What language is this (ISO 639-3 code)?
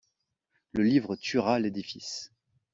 fra